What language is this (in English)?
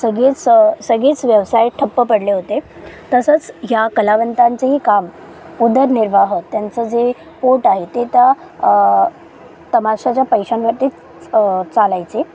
Marathi